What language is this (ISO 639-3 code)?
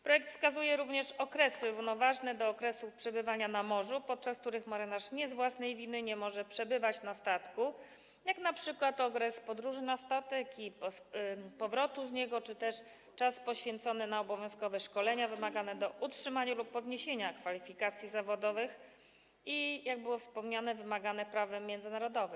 pol